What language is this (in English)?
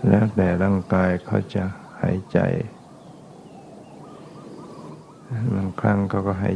Thai